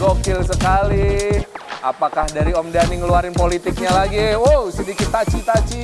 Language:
Indonesian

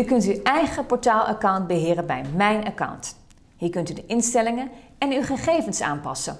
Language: Dutch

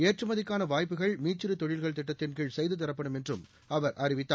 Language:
Tamil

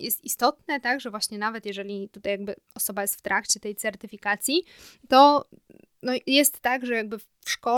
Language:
Polish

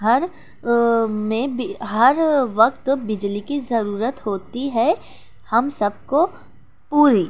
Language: Urdu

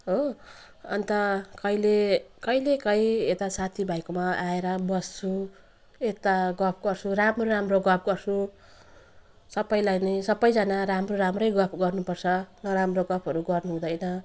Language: Nepali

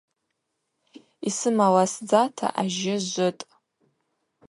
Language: Abaza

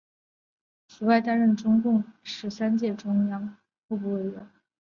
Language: Chinese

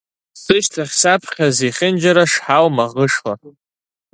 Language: Abkhazian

